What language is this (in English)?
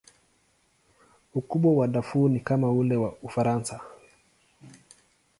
Swahili